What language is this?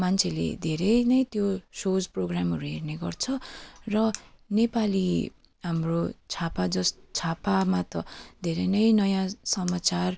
Nepali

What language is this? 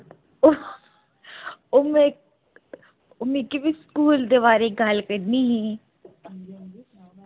Dogri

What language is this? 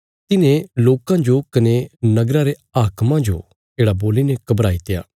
Bilaspuri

